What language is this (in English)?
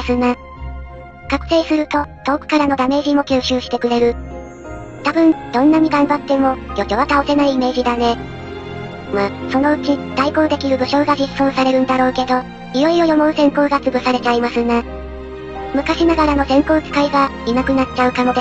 Japanese